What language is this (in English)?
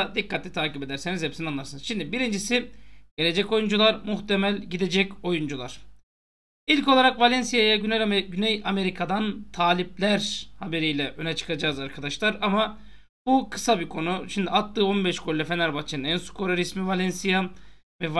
Turkish